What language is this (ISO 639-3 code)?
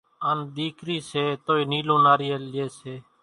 gjk